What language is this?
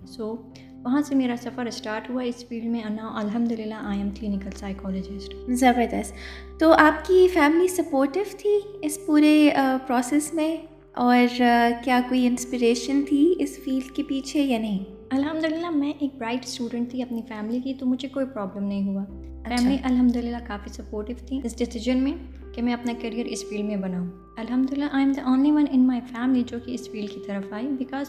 Urdu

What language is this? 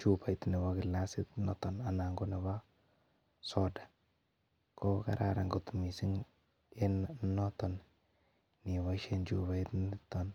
Kalenjin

